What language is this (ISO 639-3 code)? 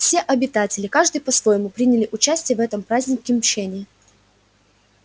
rus